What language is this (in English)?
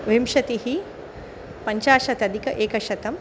Sanskrit